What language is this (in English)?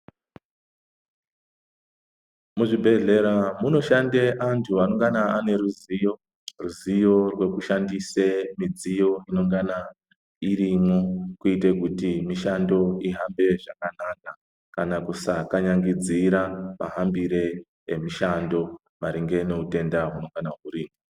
Ndau